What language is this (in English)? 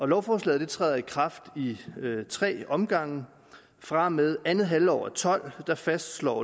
Danish